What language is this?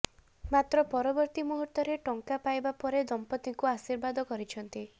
Odia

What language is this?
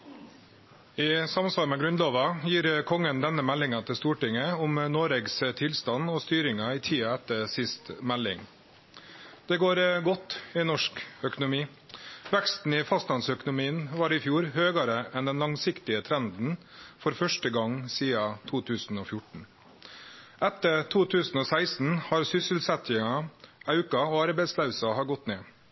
Norwegian Nynorsk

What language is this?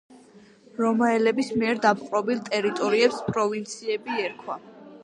Georgian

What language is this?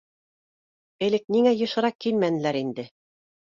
Bashkir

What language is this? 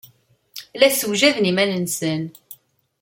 Kabyle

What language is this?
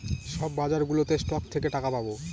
Bangla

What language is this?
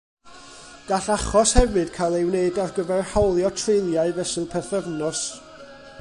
Welsh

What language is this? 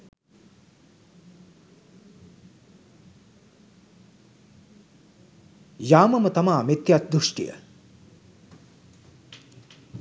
Sinhala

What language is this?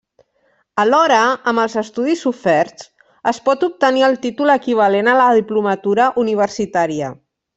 Catalan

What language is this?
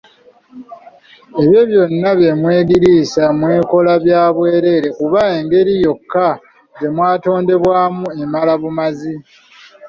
Ganda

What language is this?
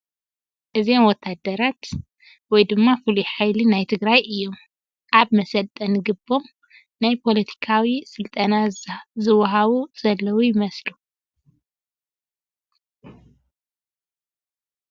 Tigrinya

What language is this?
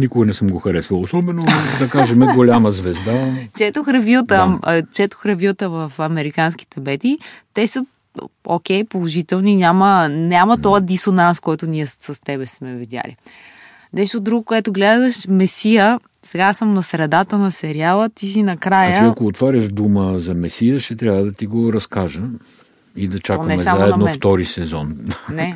Bulgarian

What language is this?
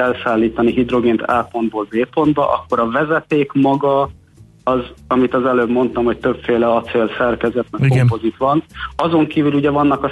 Hungarian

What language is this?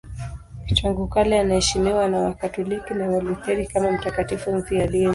Swahili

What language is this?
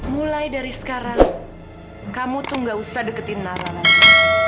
Indonesian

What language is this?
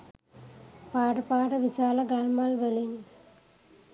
Sinhala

